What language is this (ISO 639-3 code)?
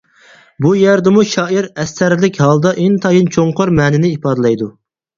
uig